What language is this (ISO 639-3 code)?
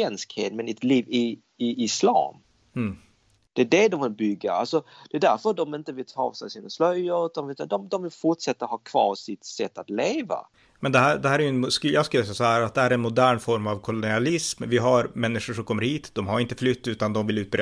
swe